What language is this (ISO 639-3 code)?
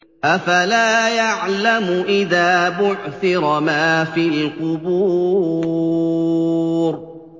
ara